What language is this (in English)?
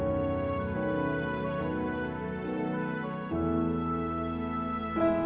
Indonesian